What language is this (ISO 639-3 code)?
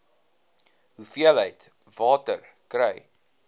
afr